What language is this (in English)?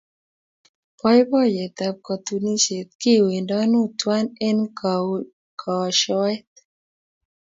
Kalenjin